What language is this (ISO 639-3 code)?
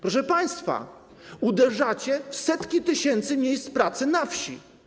pol